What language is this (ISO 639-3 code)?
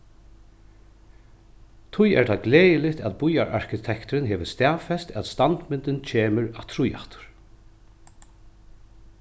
fao